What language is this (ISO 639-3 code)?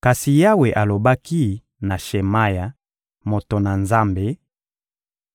lin